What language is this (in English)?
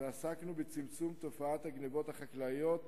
Hebrew